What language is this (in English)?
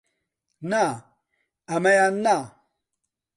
Central Kurdish